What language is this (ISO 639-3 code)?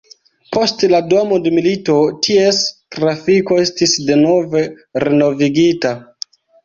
epo